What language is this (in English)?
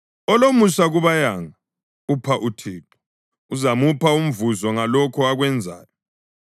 North Ndebele